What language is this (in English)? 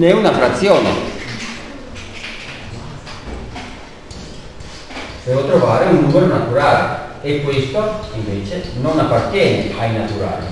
Italian